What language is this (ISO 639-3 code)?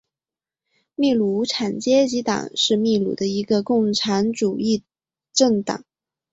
zho